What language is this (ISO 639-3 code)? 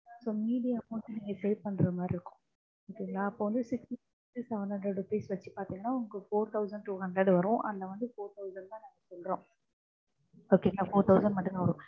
tam